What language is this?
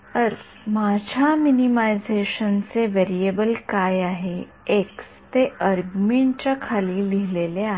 Marathi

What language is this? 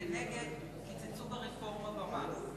Hebrew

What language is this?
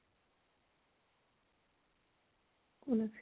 Assamese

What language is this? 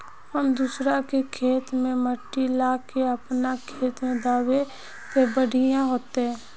Magahi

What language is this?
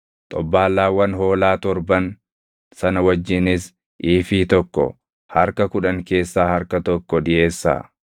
Oromo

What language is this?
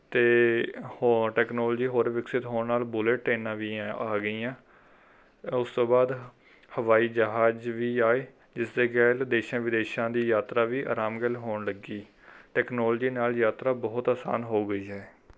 Punjabi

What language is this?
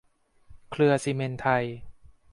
Thai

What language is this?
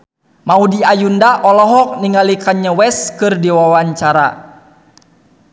Sundanese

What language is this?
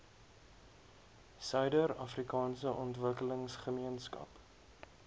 Afrikaans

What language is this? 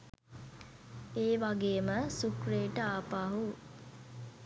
Sinhala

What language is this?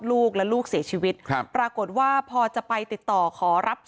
Thai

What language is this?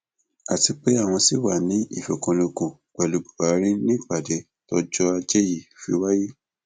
Yoruba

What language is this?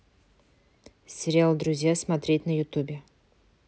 Russian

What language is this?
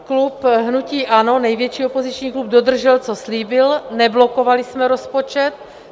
Czech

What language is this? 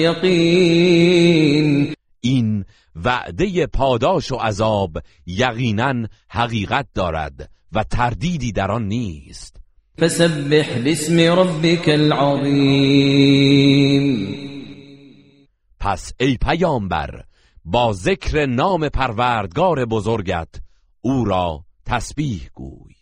Persian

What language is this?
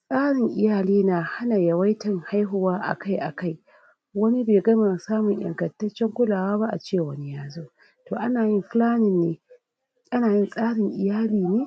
Hausa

